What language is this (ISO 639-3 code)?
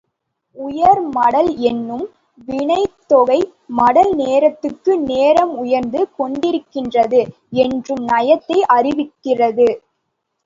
tam